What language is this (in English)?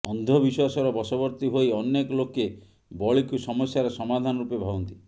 Odia